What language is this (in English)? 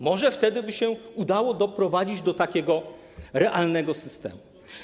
Polish